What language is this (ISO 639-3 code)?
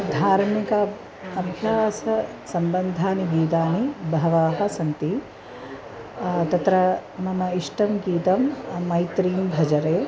san